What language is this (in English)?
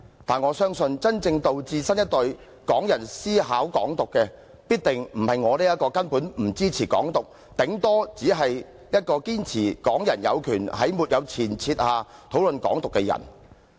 Cantonese